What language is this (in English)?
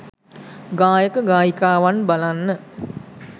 Sinhala